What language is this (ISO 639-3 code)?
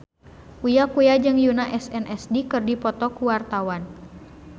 sun